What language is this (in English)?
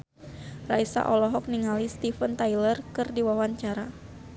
Sundanese